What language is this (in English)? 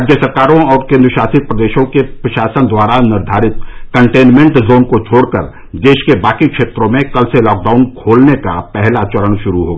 Hindi